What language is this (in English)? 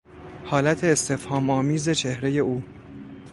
Persian